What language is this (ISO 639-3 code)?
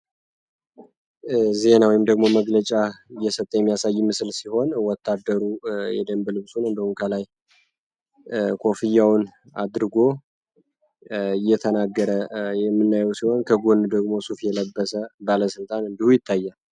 amh